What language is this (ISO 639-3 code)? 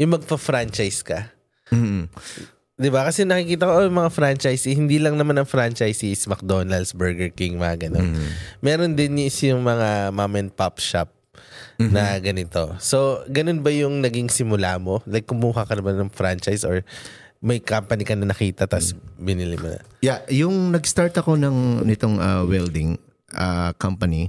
fil